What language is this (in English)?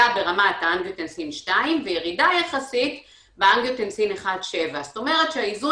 Hebrew